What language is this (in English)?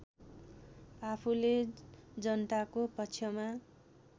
Nepali